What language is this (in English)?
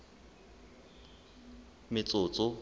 Southern Sotho